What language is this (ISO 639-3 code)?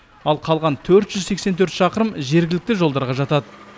kaz